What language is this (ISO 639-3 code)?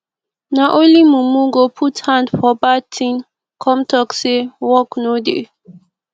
pcm